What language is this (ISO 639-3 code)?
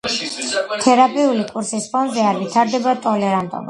kat